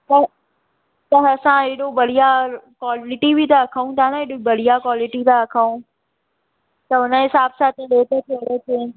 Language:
Sindhi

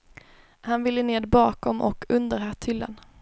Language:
Swedish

